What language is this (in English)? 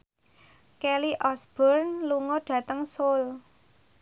Javanese